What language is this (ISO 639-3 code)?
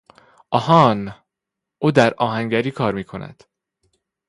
fas